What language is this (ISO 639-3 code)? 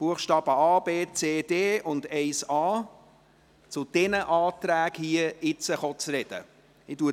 gsw